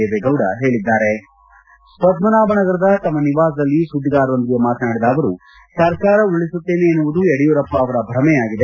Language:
Kannada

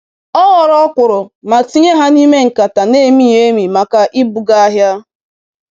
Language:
Igbo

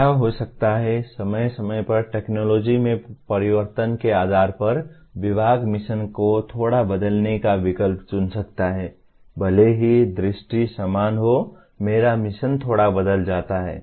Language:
Hindi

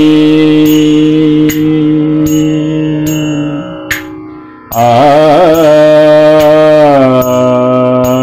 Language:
Hindi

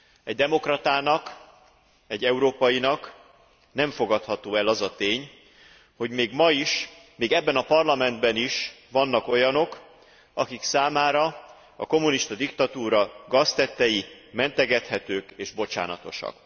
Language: Hungarian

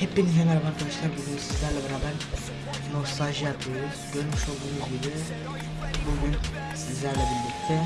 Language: Turkish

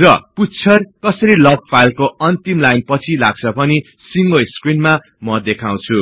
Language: Nepali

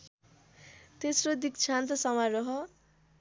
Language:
Nepali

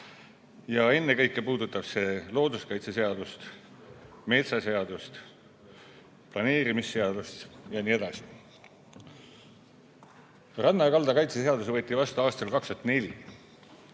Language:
Estonian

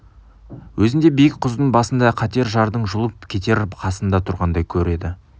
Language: Kazakh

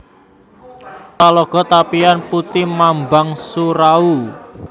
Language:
Javanese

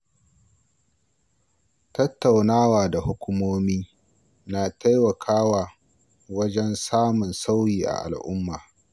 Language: Hausa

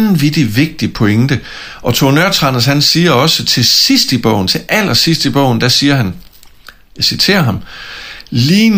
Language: Danish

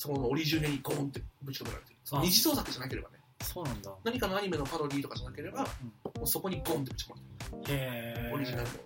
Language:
Japanese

